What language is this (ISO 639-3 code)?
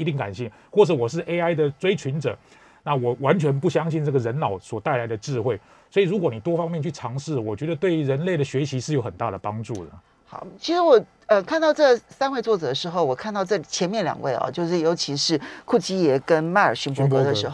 zho